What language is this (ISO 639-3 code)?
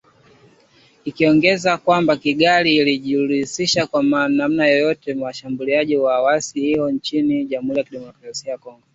swa